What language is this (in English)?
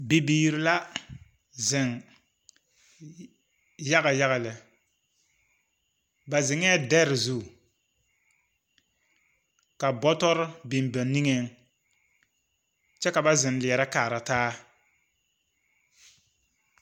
Southern Dagaare